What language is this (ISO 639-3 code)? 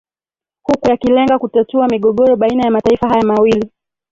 swa